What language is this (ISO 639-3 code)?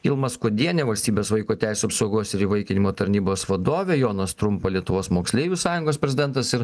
lit